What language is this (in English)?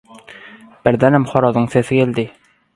Turkmen